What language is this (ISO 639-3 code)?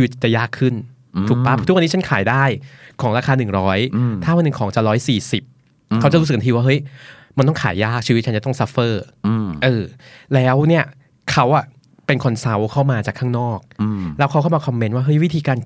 tha